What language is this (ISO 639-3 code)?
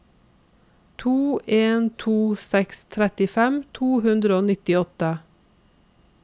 nor